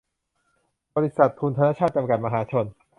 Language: Thai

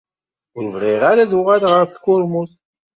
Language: Kabyle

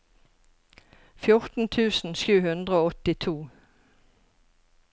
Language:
Norwegian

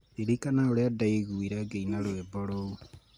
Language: Kikuyu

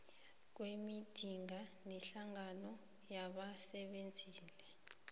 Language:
South Ndebele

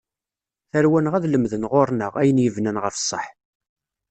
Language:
Kabyle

